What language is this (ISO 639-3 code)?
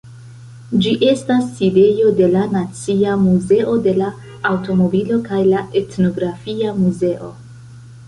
epo